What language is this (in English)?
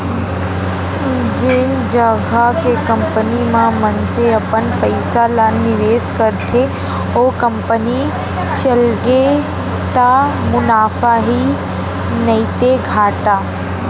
Chhattisgarhi